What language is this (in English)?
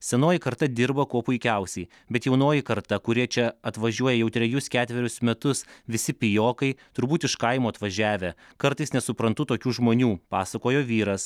Lithuanian